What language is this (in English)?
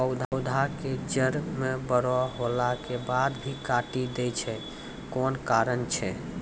Maithili